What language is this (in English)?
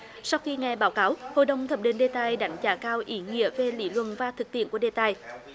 Vietnamese